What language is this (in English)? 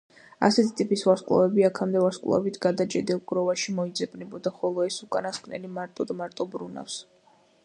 Georgian